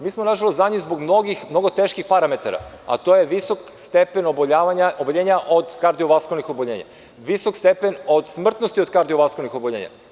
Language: Serbian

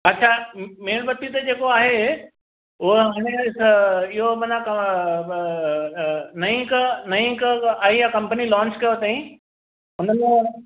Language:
Sindhi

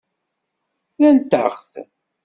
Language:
Kabyle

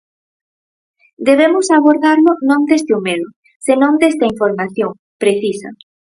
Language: Galician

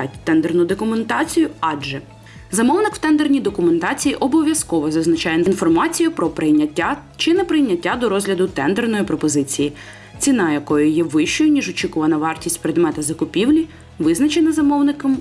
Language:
Ukrainian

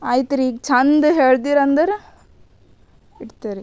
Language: Kannada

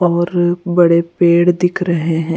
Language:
Hindi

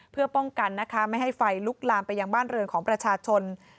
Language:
Thai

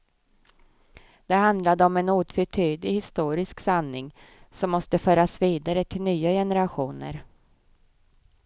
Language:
Swedish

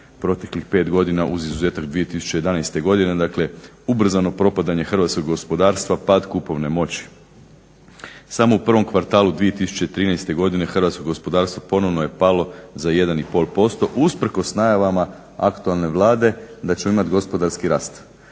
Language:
Croatian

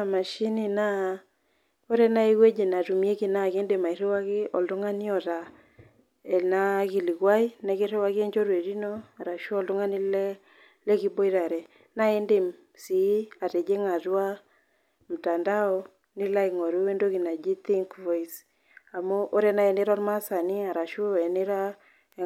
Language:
Masai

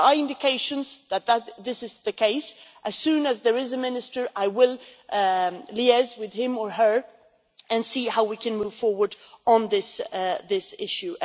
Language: English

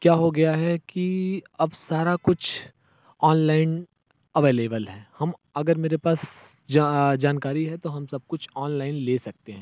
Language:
Hindi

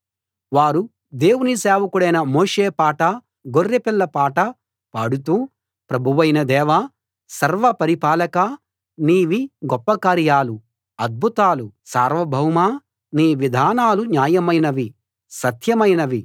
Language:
Telugu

